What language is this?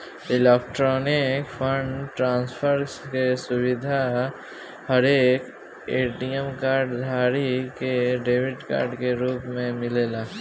Bhojpuri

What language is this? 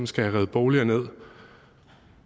Danish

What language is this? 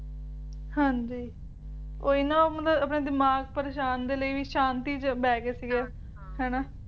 Punjabi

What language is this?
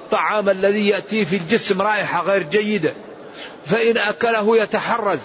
Arabic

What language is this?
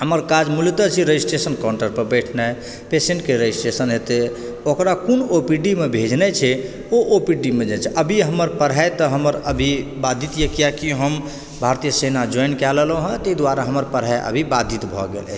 Maithili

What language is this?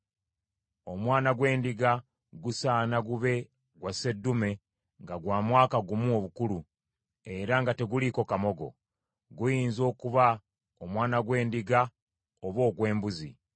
Ganda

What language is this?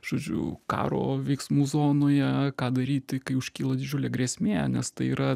Lithuanian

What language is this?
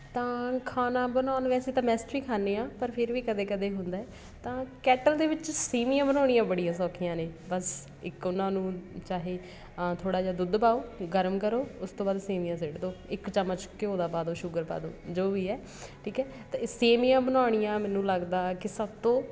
Punjabi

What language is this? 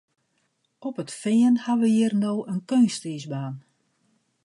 Western Frisian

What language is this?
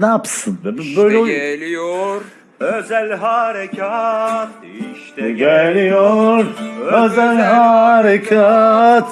Turkish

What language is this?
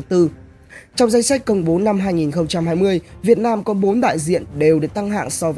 Vietnamese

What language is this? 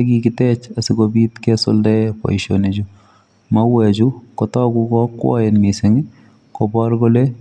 Kalenjin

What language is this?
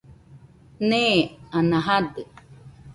Nüpode Huitoto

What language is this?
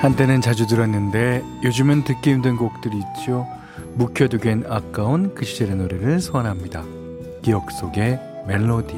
Korean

